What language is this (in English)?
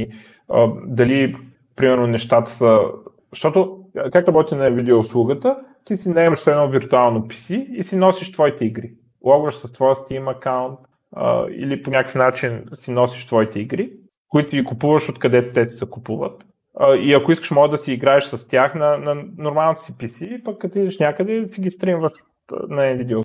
Bulgarian